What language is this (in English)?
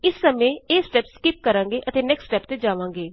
Punjabi